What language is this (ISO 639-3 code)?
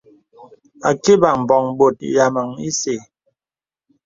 beb